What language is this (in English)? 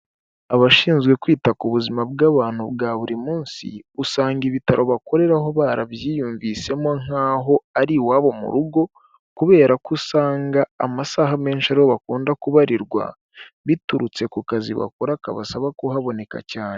Kinyarwanda